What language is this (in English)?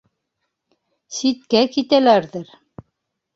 Bashkir